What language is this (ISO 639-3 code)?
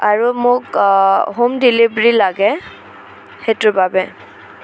asm